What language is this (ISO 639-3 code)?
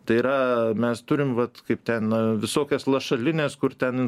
lit